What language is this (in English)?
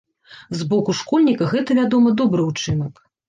Belarusian